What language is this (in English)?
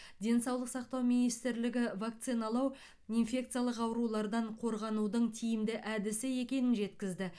Kazakh